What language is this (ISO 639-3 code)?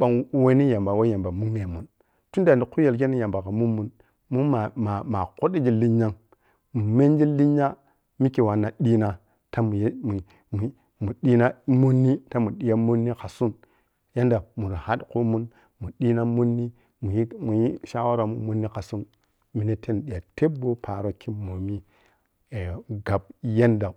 piy